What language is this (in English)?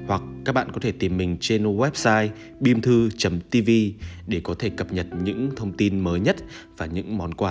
Vietnamese